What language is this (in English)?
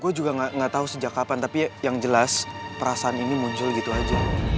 Indonesian